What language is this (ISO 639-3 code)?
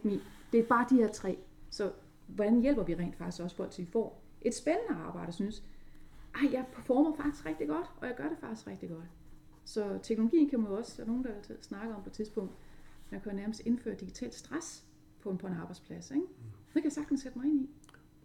dan